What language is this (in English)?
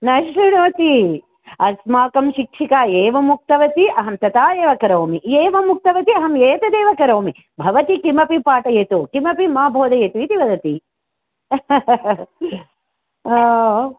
Sanskrit